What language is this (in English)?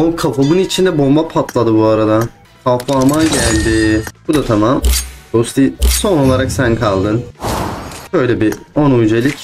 Turkish